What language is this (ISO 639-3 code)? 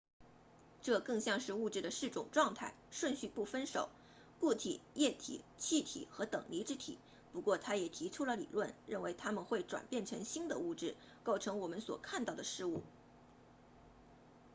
zho